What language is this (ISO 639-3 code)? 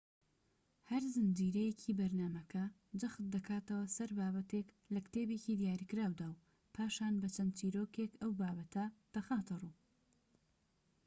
ckb